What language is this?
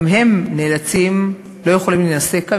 Hebrew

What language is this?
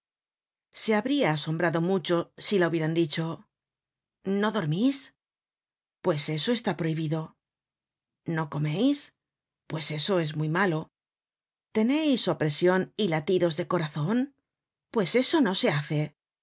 Spanish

